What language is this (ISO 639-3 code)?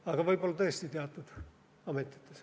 est